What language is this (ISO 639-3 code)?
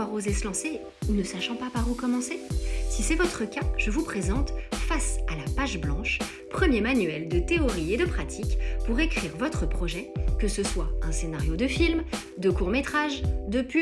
fra